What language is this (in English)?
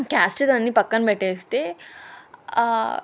Telugu